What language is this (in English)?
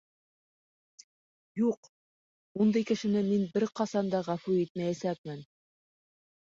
Bashkir